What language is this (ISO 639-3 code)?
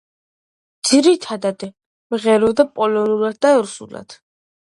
kat